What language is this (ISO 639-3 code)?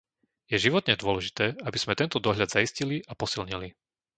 slk